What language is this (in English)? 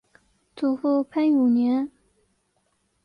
Chinese